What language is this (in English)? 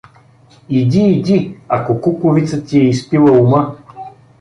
Bulgarian